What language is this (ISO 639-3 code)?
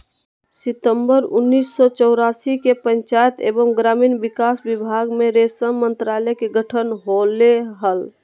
mag